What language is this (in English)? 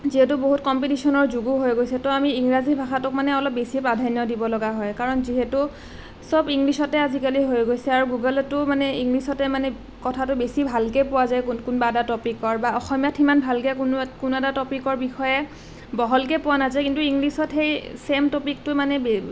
Assamese